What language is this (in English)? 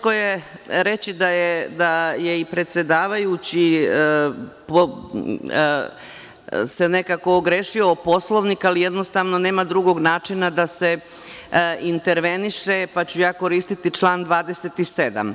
Serbian